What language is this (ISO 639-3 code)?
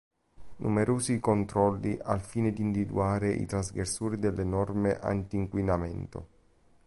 ita